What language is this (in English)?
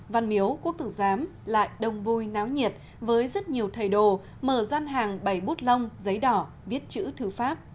Vietnamese